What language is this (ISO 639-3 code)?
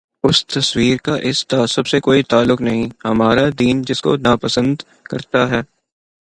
urd